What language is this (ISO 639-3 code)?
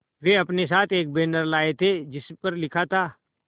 hin